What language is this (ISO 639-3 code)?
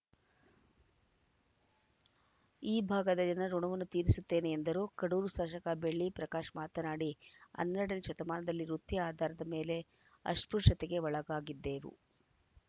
kan